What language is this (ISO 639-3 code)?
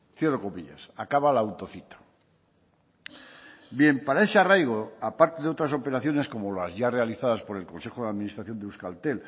spa